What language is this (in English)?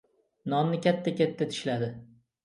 Uzbek